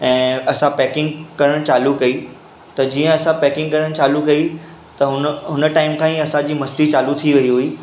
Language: Sindhi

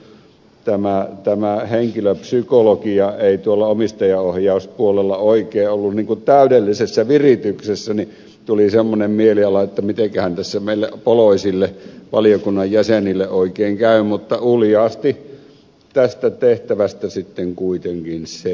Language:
Finnish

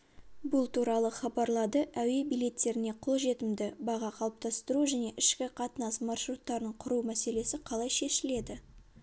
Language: Kazakh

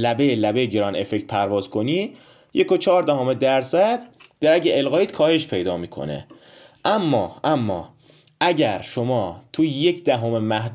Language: Persian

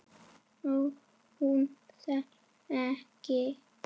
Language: Icelandic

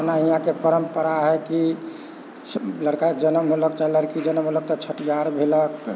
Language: Maithili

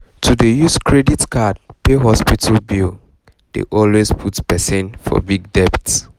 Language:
Nigerian Pidgin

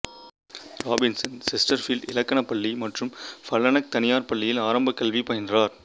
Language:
Tamil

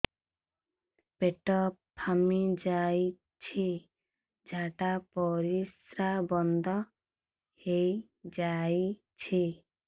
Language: Odia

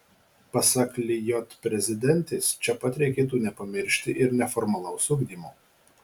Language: Lithuanian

